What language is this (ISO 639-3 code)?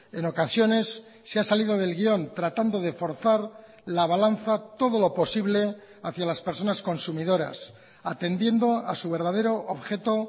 spa